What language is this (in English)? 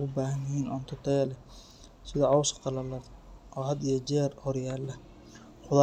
Somali